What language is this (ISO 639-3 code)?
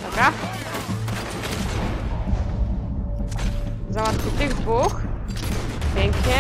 pol